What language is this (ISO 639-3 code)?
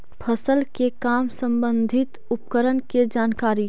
mag